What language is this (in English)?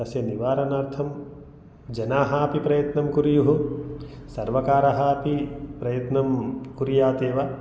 Sanskrit